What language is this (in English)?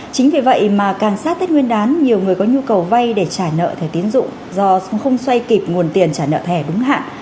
Vietnamese